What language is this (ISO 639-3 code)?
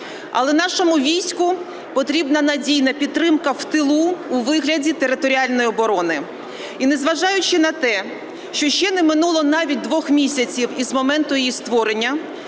ukr